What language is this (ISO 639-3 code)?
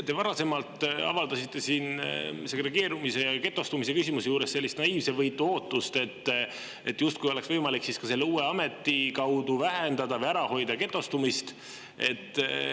est